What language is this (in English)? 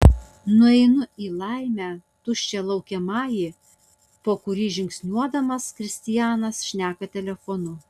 Lithuanian